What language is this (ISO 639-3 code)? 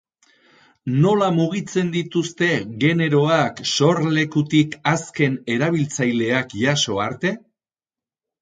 eus